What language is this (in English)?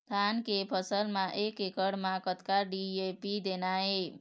Chhattisgarhi